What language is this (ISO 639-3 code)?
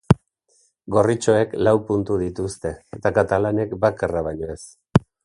eus